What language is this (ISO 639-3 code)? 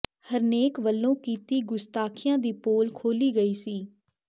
pan